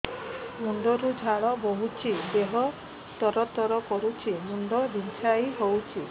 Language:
Odia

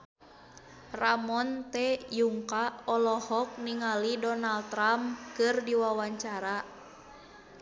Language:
Sundanese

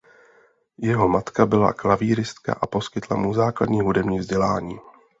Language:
Czech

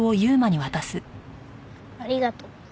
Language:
Japanese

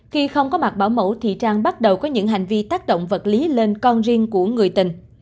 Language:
Vietnamese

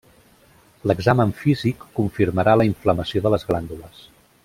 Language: Catalan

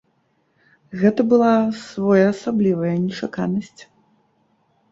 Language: Belarusian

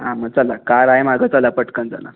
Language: Marathi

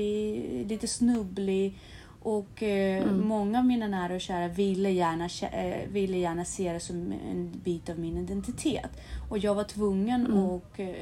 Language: Swedish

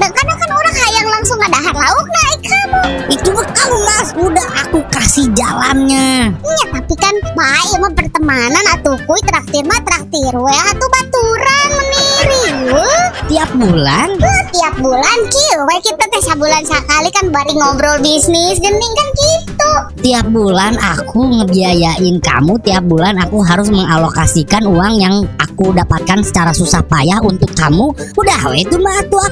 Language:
Indonesian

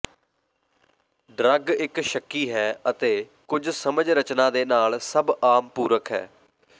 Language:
Punjabi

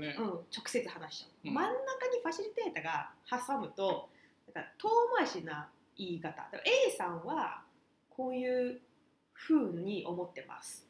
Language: Japanese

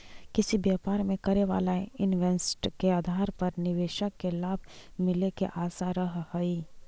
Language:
Magahi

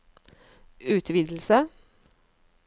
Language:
Norwegian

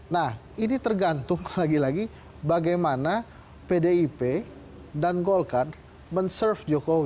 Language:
Indonesian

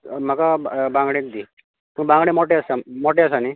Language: Konkani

